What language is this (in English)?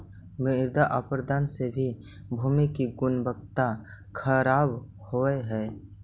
Magahi